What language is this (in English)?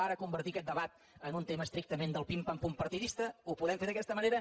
Catalan